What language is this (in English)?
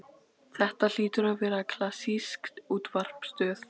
Icelandic